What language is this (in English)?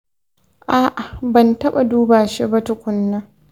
Hausa